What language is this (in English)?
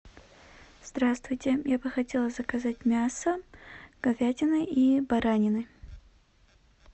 Russian